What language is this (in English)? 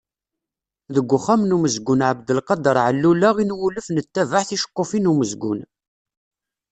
Kabyle